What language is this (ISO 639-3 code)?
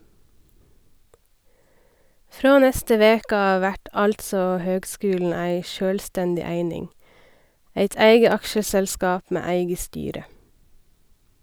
nor